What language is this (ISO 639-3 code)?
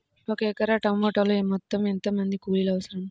tel